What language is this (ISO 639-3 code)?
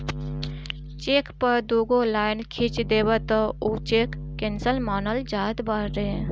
bho